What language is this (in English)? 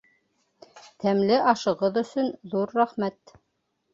Bashkir